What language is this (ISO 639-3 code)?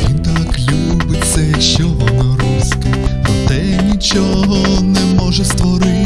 ukr